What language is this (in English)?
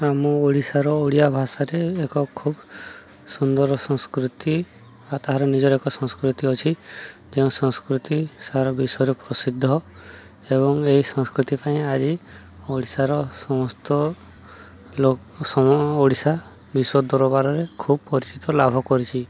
Odia